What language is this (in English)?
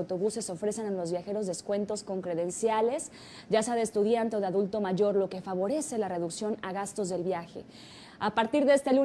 Spanish